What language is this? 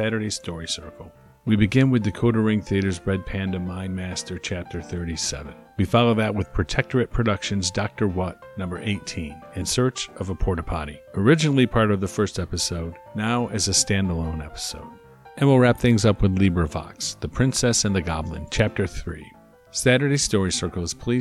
English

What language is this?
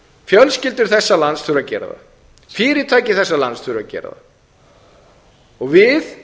Icelandic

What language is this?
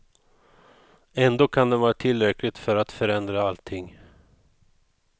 Swedish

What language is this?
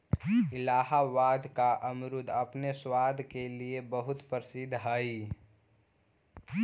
Magahi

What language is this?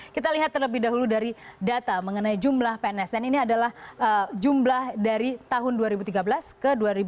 Indonesian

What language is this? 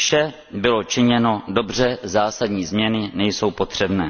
Czech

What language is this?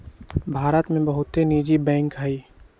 Magahi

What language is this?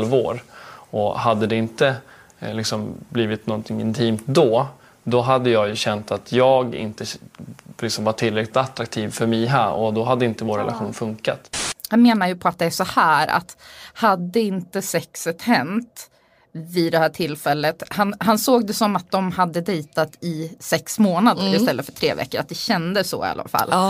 Swedish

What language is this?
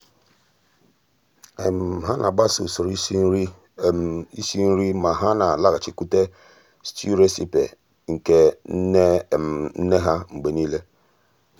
Igbo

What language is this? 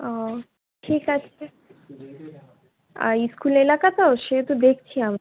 Bangla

